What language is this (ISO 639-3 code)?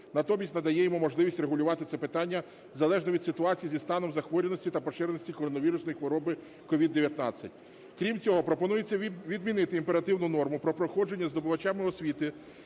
ukr